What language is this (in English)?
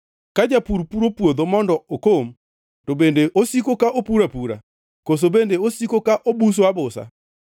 Luo (Kenya and Tanzania)